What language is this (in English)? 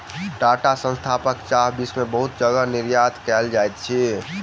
Maithili